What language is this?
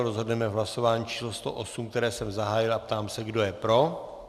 Czech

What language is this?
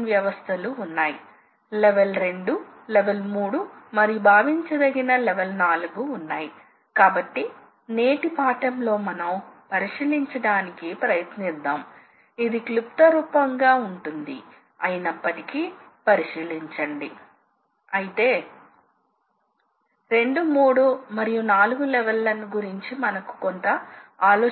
Telugu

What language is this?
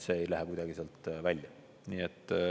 Estonian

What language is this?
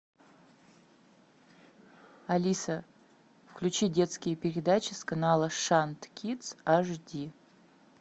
Russian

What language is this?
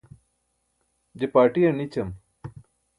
Burushaski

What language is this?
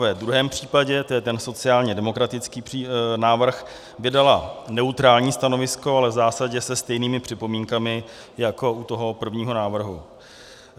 Czech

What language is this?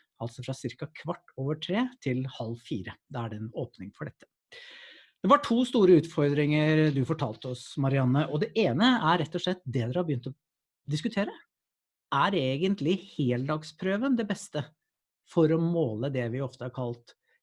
Norwegian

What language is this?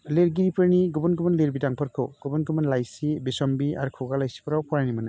Bodo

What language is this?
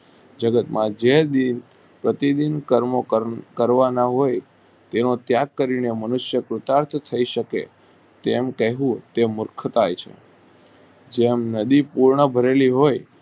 Gujarati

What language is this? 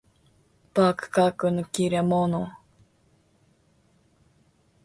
Japanese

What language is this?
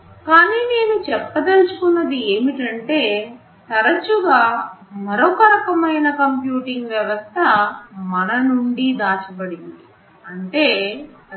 Telugu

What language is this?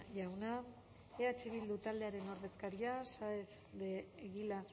Basque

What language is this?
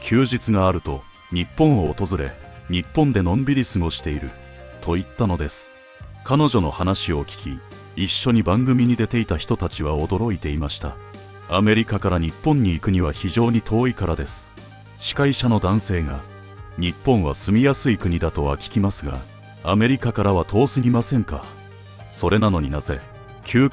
Japanese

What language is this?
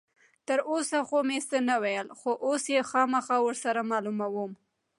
Pashto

